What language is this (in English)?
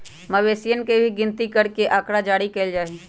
Magahi